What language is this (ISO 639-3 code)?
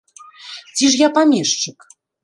bel